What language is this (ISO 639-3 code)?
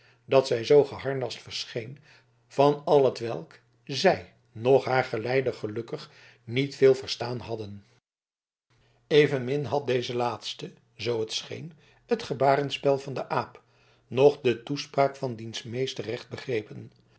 nld